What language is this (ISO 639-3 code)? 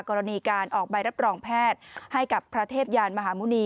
tha